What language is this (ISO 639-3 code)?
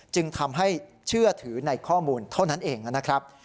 tha